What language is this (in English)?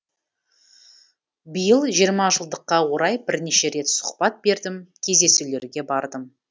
Kazakh